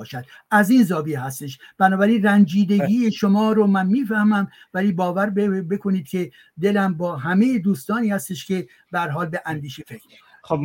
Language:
Persian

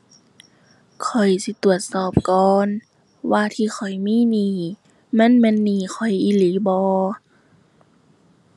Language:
Thai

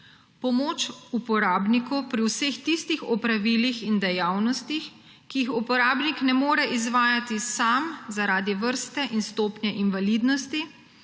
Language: Slovenian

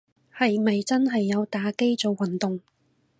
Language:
Cantonese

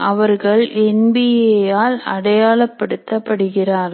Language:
Tamil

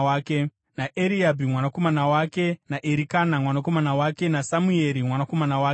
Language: Shona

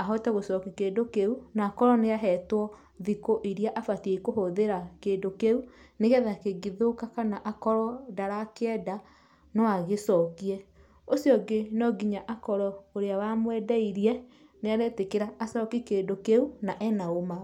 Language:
Kikuyu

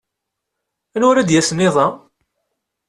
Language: Kabyle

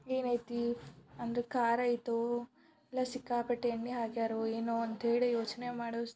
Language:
Kannada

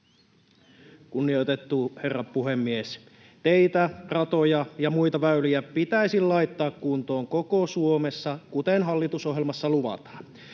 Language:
Finnish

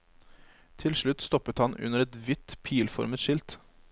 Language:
Norwegian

